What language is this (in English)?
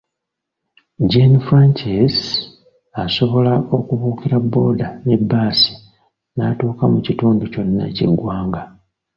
Ganda